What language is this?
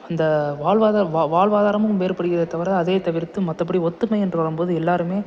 Tamil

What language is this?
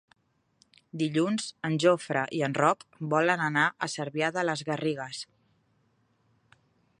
Catalan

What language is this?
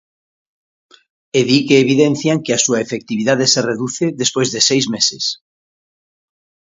Galician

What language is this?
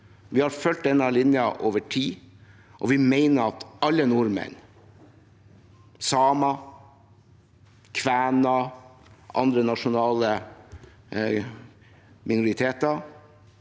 Norwegian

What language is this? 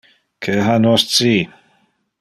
Interlingua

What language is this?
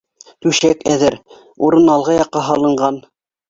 Bashkir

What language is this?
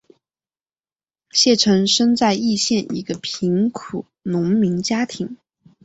Chinese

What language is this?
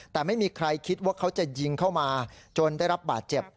Thai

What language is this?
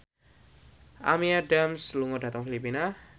Javanese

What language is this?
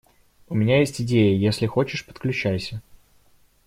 Russian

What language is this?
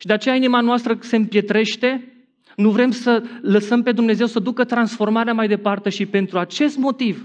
Romanian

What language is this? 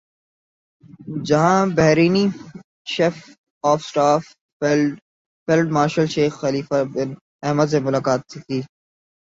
Urdu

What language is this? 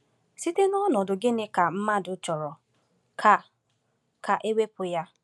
Igbo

